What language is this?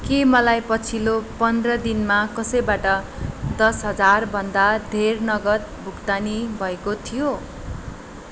Nepali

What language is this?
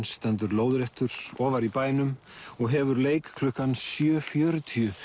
Icelandic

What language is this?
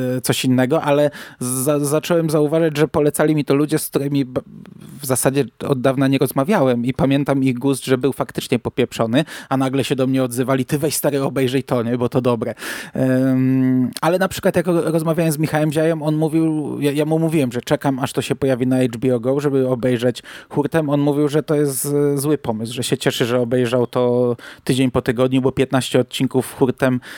Polish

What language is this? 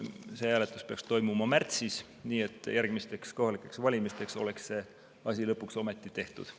Estonian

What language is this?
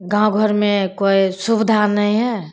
Maithili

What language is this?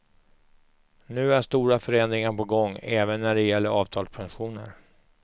Swedish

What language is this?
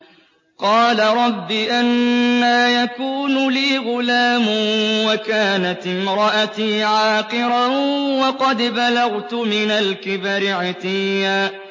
Arabic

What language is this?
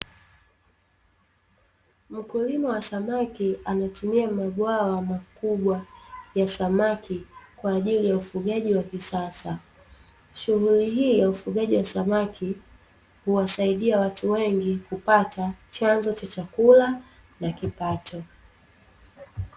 Swahili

